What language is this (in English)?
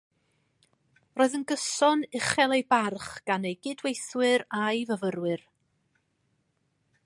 Welsh